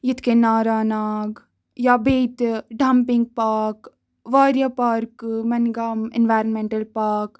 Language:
Kashmiri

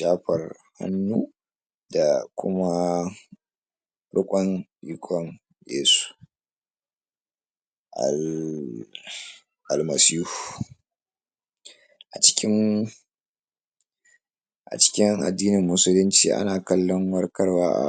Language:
Hausa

